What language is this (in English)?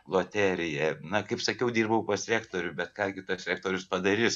Lithuanian